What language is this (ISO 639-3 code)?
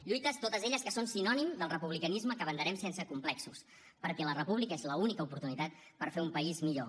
cat